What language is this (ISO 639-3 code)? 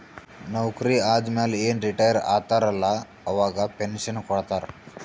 kan